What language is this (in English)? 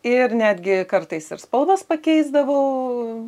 Lithuanian